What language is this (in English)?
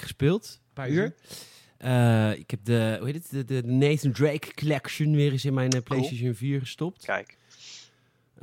Dutch